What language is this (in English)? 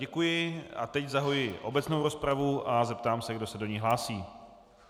Czech